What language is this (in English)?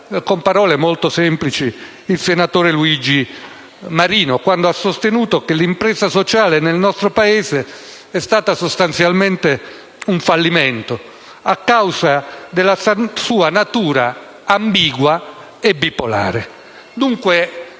Italian